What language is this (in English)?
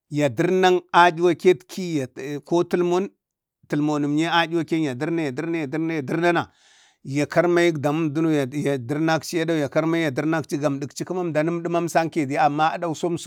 Bade